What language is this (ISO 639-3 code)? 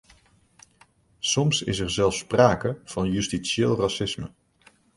nld